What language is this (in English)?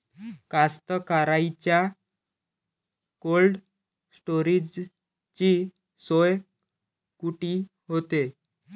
Marathi